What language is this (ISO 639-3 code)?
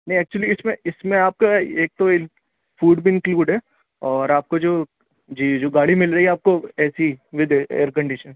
urd